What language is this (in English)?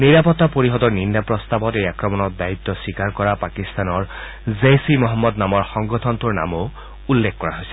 Assamese